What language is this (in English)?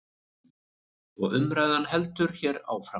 Icelandic